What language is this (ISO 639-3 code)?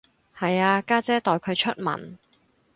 yue